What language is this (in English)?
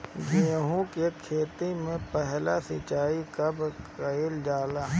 Bhojpuri